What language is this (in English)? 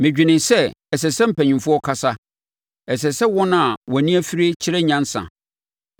Akan